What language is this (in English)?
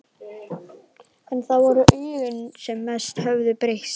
Icelandic